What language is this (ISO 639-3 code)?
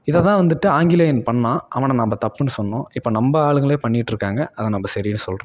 tam